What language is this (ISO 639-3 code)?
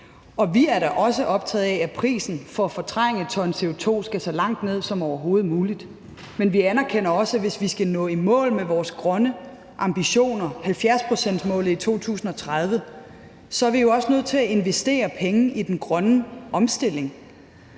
dan